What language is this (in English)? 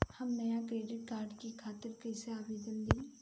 Bhojpuri